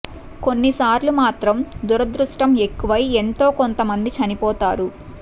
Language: Telugu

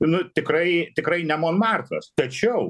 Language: Lithuanian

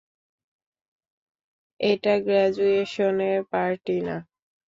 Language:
Bangla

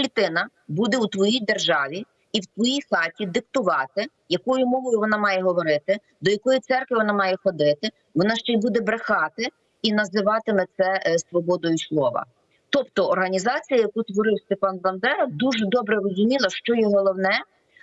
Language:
Ukrainian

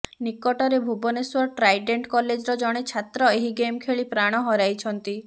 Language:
Odia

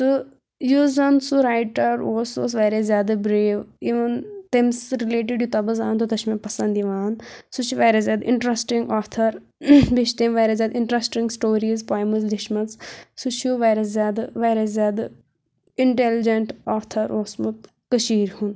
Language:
Kashmiri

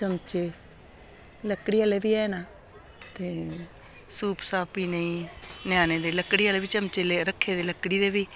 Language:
Dogri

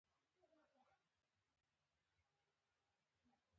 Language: Pashto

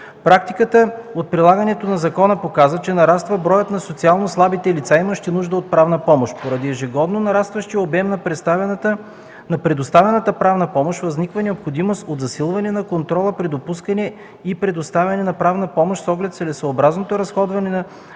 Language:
Bulgarian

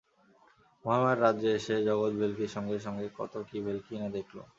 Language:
Bangla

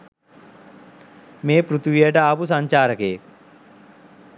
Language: Sinhala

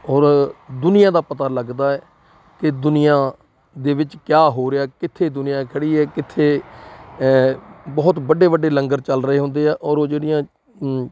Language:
Punjabi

